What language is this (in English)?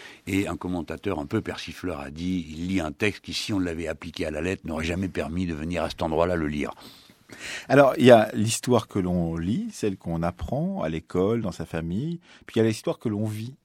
French